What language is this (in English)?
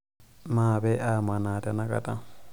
Masai